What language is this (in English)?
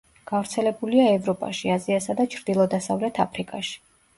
Georgian